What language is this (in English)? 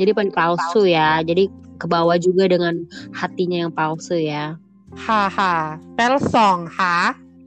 Indonesian